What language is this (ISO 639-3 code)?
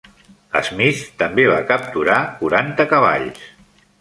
cat